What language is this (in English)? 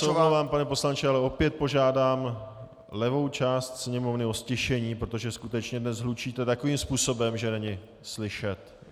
Czech